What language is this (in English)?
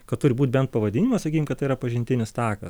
Lithuanian